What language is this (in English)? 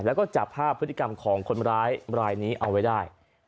Thai